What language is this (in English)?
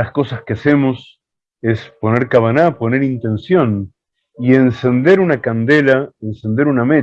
Spanish